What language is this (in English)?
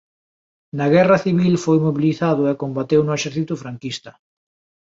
Galician